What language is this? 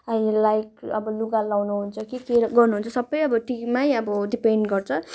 Nepali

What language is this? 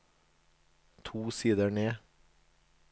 Norwegian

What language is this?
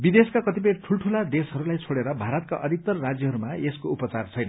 Nepali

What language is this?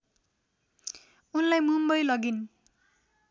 Nepali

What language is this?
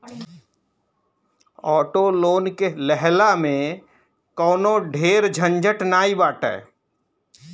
Bhojpuri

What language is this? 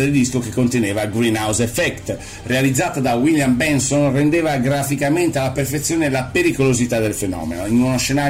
Italian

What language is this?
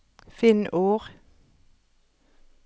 Norwegian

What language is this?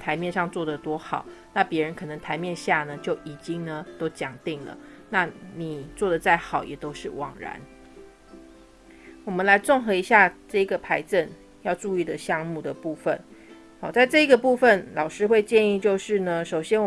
Chinese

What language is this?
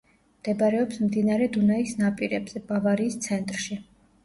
Georgian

